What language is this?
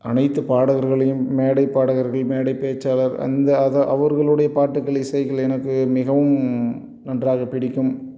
Tamil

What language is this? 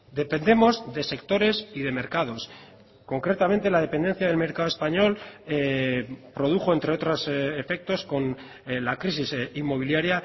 Spanish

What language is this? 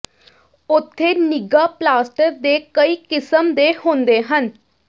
Punjabi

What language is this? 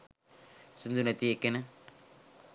Sinhala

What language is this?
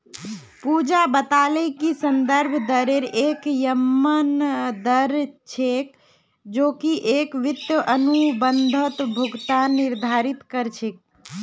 Magahi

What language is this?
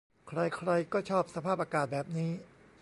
Thai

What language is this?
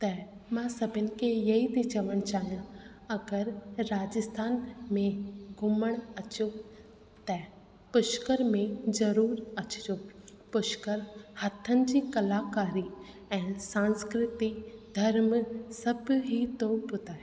Sindhi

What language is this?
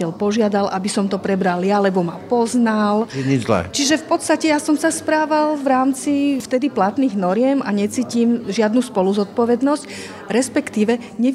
Slovak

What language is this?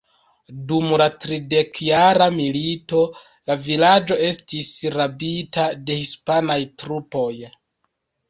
Esperanto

